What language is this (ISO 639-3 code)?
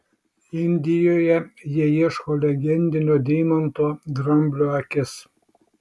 lit